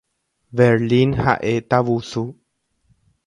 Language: Guarani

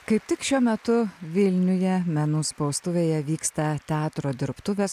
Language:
Lithuanian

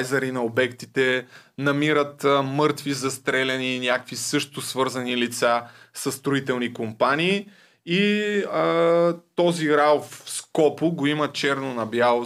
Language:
Bulgarian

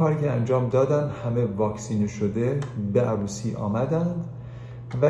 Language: Persian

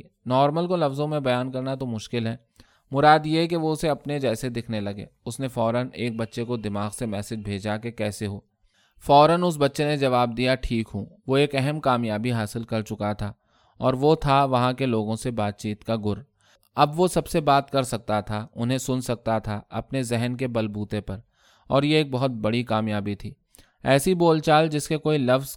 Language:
Urdu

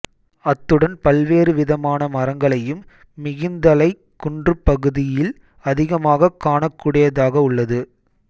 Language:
Tamil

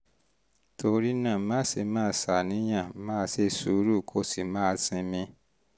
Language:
Yoruba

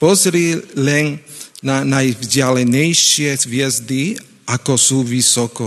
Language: Slovak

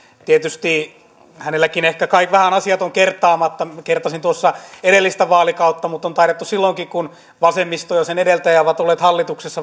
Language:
Finnish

